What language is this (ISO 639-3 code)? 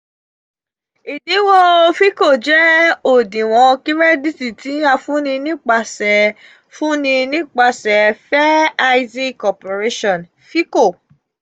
yor